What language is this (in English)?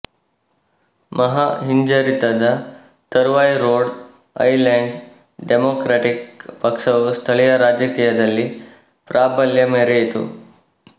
Kannada